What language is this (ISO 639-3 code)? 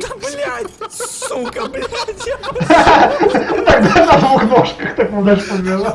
rus